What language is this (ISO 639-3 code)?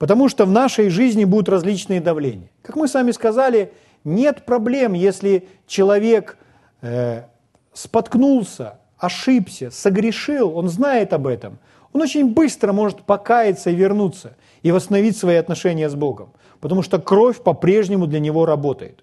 rus